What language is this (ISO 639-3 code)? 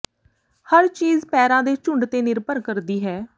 pan